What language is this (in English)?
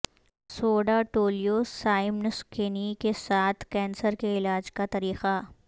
Urdu